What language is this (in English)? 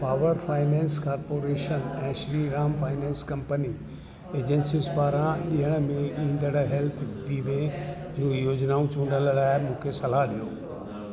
Sindhi